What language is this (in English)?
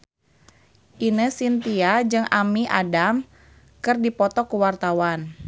Sundanese